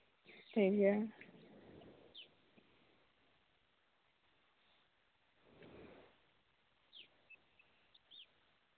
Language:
Santali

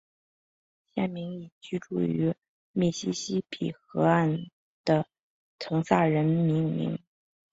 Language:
Chinese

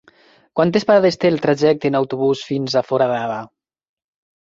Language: Catalan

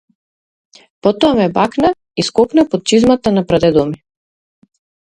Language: Macedonian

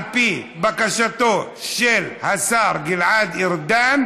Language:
Hebrew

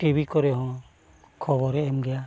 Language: Santali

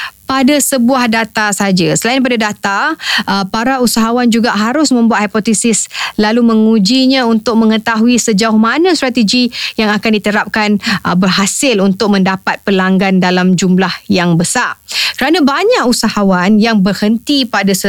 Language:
Malay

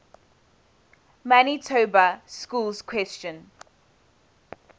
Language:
English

